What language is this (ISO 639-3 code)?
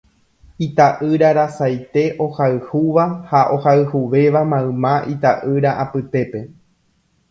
grn